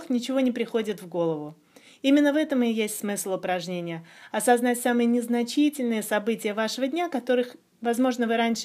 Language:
Russian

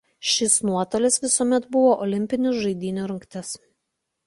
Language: Lithuanian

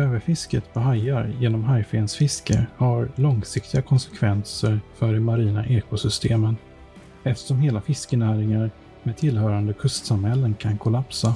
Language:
Swedish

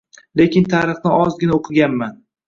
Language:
Uzbek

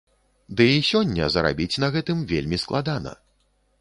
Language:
Belarusian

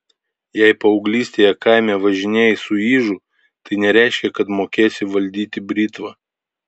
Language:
Lithuanian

